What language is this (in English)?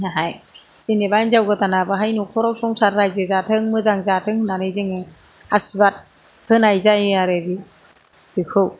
Bodo